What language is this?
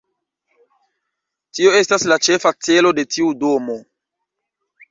Esperanto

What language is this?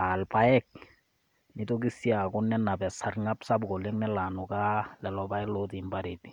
Masai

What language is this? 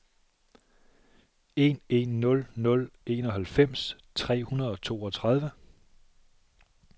Danish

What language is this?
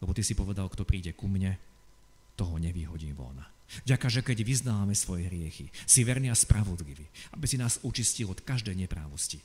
Slovak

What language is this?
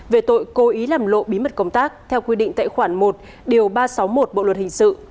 Vietnamese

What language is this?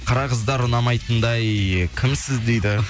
Kazakh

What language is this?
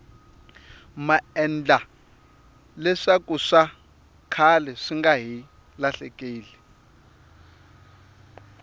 Tsonga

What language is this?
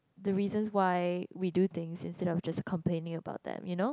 English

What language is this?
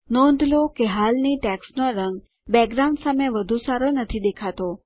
Gujarati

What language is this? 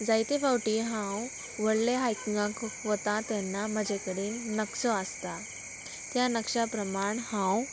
Konkani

